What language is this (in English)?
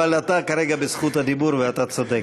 Hebrew